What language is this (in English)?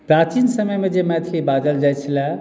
Maithili